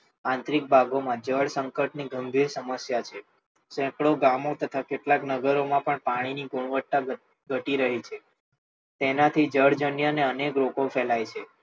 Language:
Gujarati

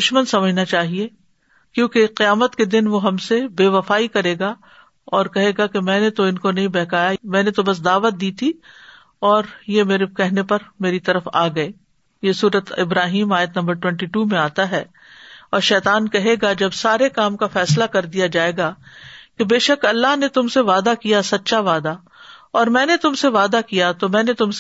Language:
Urdu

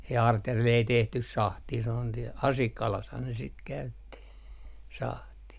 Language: Finnish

